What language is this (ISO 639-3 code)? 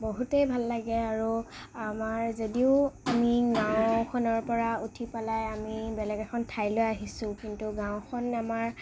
asm